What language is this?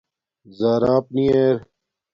Domaaki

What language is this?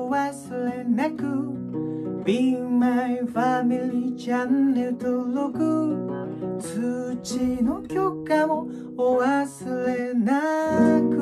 Japanese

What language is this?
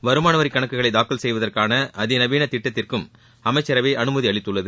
Tamil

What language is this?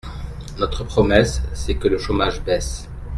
French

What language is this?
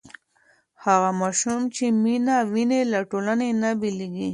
Pashto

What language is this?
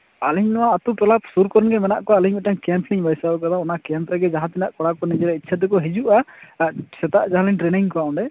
Santali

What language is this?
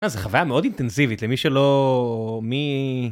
Hebrew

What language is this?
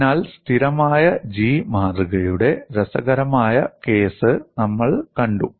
Malayalam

